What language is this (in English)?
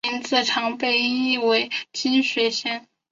Chinese